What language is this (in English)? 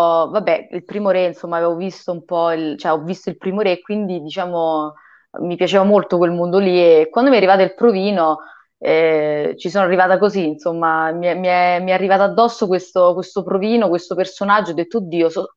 Italian